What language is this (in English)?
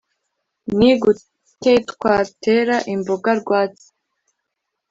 Kinyarwanda